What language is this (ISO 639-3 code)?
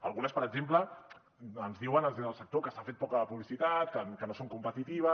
cat